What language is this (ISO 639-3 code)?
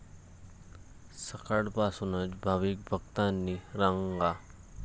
mar